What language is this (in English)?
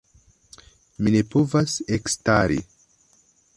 Esperanto